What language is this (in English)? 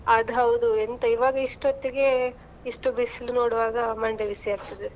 Kannada